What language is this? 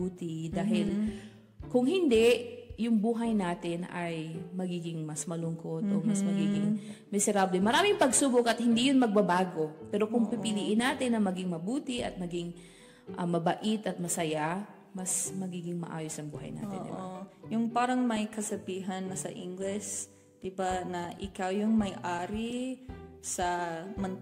Filipino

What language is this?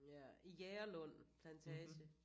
Danish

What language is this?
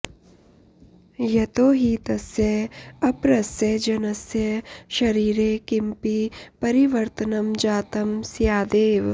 Sanskrit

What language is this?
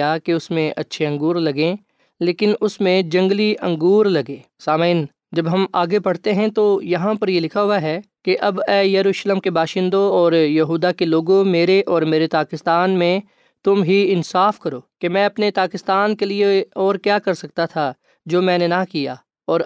Urdu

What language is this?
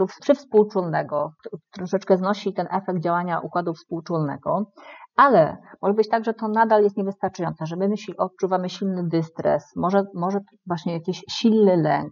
Polish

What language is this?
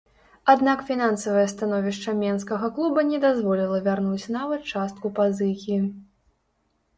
Belarusian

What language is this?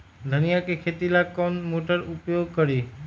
Magahi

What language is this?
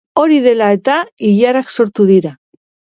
Basque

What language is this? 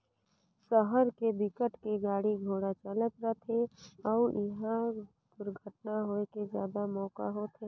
Chhattisgarhi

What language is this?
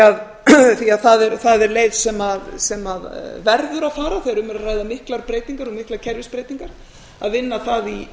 Icelandic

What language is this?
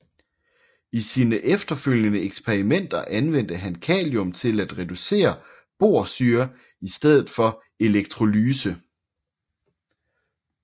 Danish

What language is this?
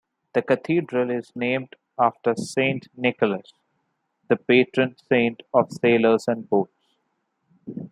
English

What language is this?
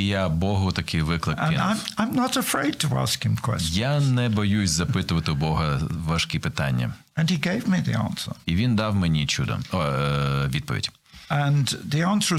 Ukrainian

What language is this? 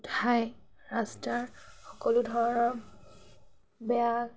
Assamese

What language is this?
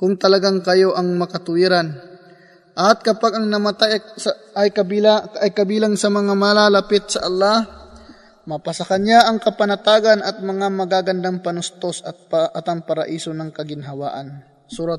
Filipino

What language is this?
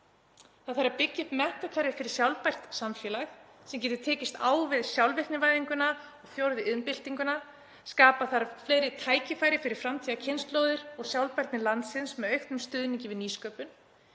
Icelandic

